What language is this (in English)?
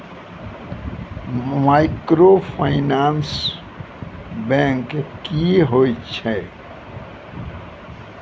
Maithili